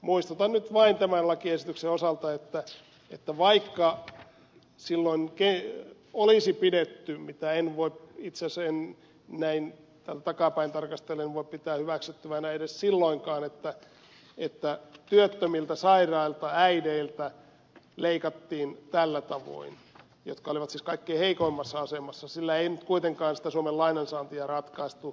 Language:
Finnish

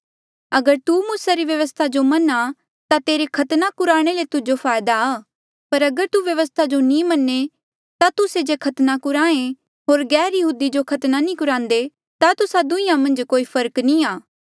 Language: Mandeali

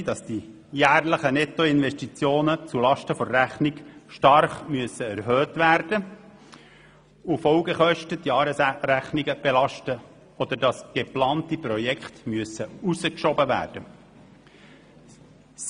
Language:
Swiss German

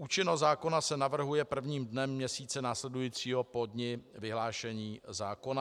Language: Czech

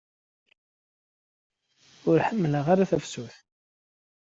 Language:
Kabyle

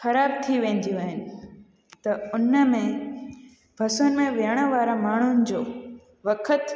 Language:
Sindhi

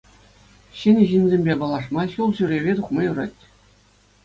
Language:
Chuvash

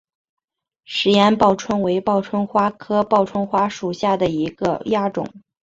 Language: Chinese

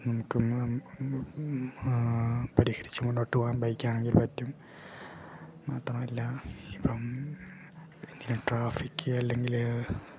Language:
Malayalam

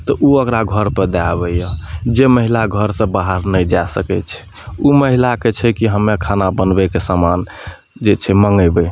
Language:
Maithili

